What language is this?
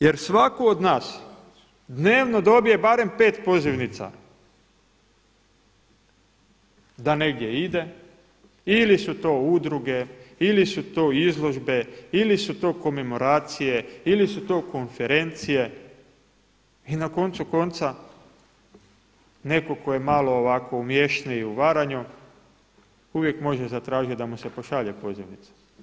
Croatian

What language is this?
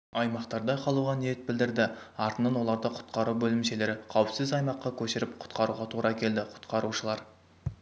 Kazakh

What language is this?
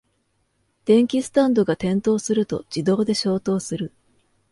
Japanese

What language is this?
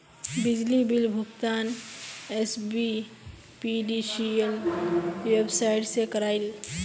Magahi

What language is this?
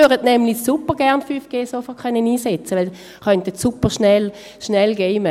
Swiss German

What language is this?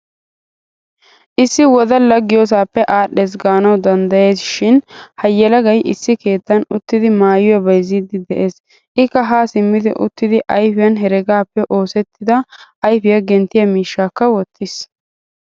Wolaytta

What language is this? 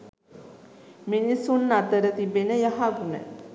Sinhala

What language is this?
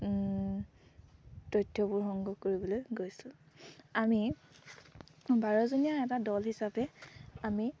Assamese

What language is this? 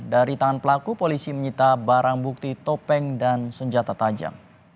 Indonesian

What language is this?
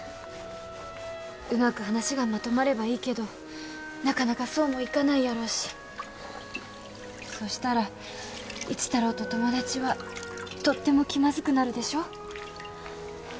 Japanese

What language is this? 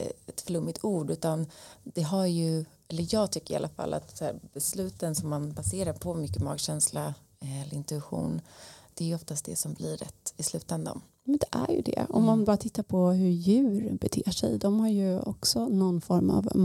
Swedish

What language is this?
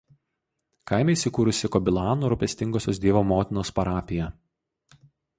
Lithuanian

